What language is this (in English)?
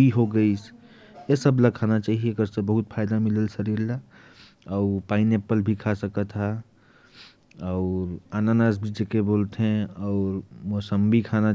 Korwa